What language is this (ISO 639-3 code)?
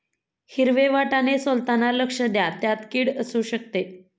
mar